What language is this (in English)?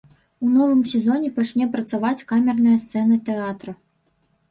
Belarusian